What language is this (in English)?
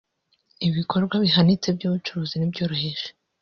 Kinyarwanda